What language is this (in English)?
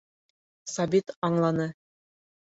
Bashkir